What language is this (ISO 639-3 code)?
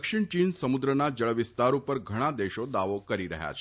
guj